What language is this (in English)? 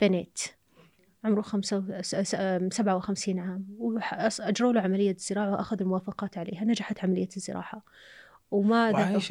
Arabic